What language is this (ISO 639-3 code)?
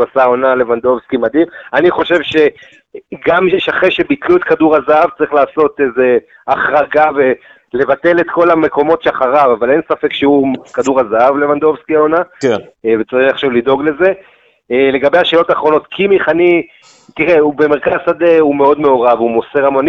heb